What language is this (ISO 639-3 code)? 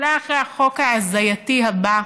heb